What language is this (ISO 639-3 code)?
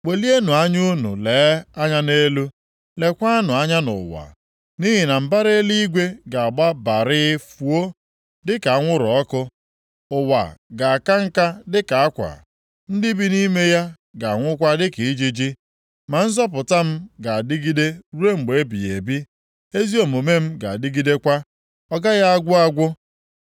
ibo